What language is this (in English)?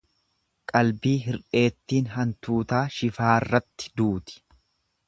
Oromo